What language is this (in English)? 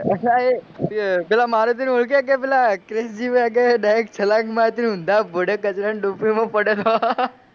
Gujarati